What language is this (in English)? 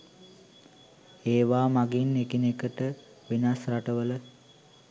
Sinhala